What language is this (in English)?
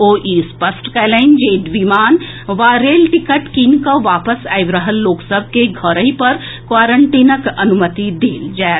Maithili